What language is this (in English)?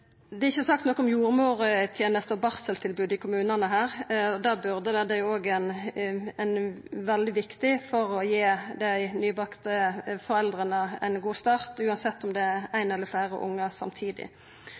Norwegian Nynorsk